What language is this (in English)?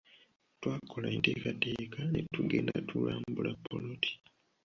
Ganda